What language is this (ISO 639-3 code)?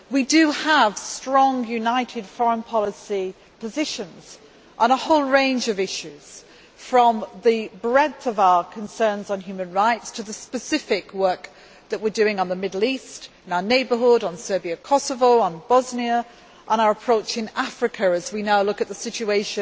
eng